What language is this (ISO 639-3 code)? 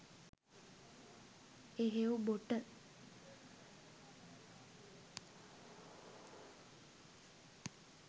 sin